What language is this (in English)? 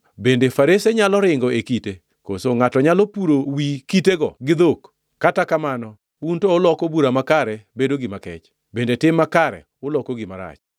Luo (Kenya and Tanzania)